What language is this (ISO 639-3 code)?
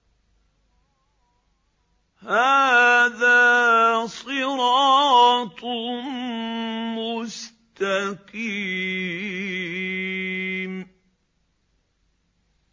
ara